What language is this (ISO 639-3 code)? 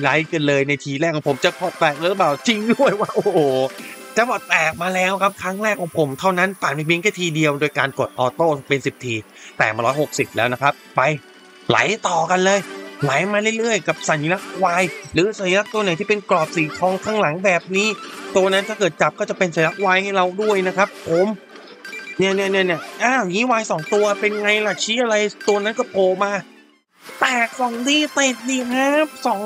tha